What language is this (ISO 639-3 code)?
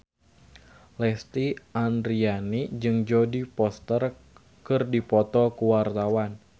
sun